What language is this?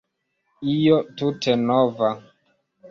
Esperanto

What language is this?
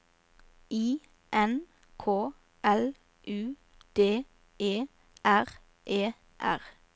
Norwegian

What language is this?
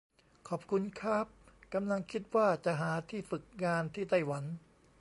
Thai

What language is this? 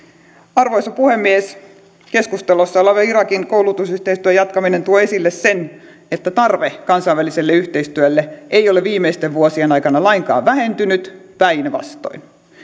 Finnish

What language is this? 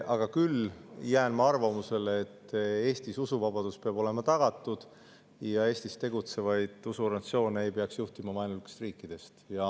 Estonian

